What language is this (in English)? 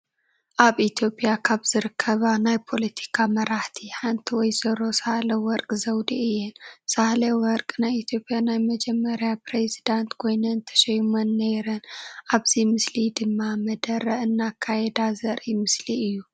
Tigrinya